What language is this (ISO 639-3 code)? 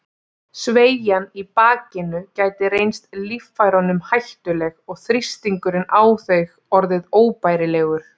isl